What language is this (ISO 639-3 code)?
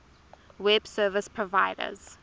eng